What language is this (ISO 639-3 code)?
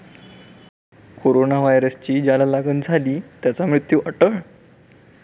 mar